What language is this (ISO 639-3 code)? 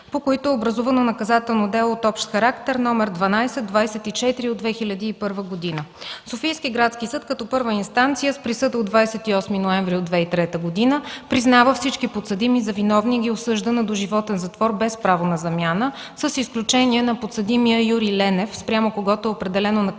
bul